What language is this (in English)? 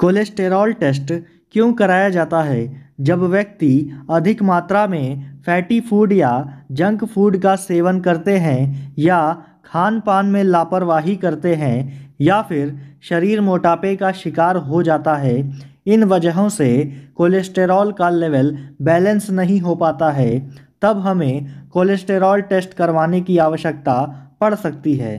Hindi